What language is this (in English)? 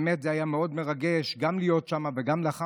Hebrew